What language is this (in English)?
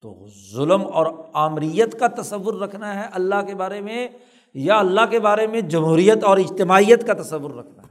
Urdu